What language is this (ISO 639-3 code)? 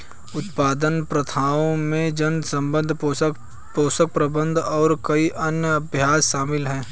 hin